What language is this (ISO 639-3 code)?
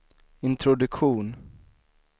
swe